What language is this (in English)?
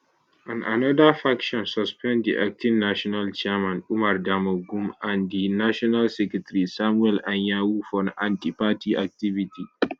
Nigerian Pidgin